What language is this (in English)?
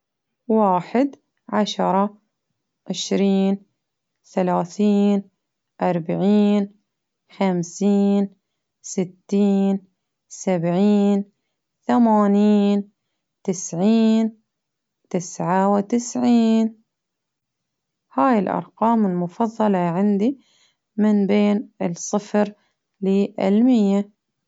Baharna Arabic